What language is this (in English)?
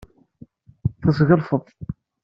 Kabyle